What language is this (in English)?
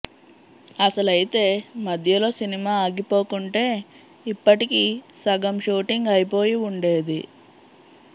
Telugu